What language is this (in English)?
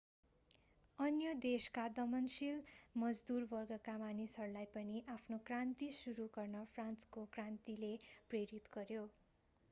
Nepali